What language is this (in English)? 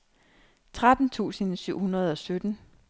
Danish